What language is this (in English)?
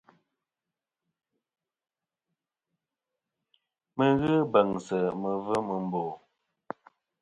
Kom